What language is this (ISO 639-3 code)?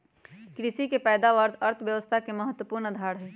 mag